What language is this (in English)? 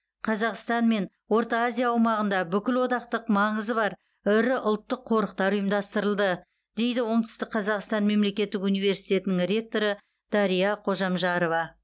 Kazakh